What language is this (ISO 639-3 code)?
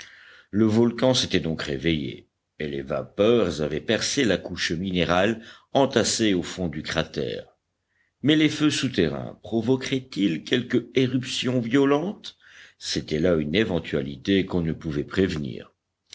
fra